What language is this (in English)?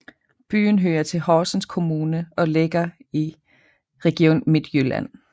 Danish